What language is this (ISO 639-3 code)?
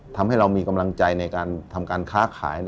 tha